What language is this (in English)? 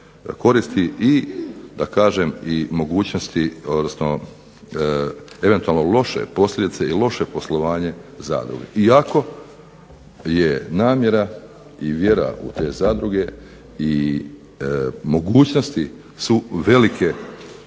Croatian